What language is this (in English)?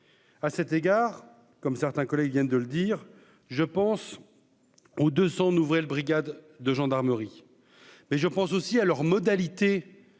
French